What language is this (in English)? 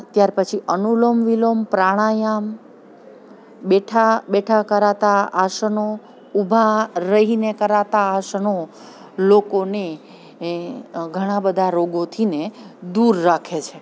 Gujarati